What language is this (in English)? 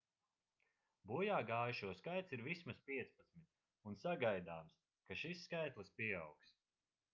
Latvian